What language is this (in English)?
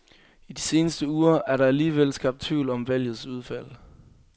Danish